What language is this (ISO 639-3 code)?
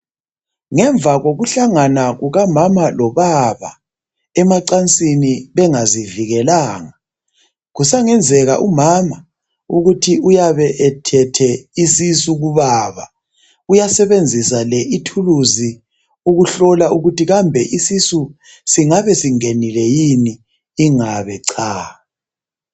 nde